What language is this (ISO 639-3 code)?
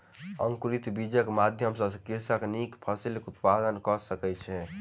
mai